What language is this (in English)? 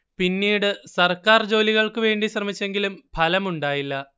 Malayalam